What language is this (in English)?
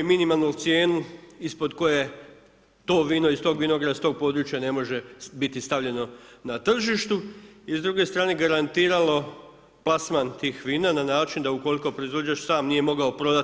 Croatian